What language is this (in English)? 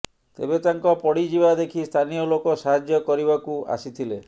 Odia